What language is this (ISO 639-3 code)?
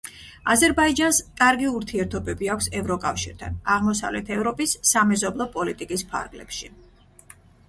kat